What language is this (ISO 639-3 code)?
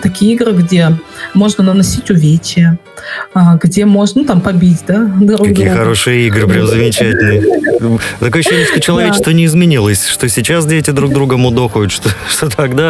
rus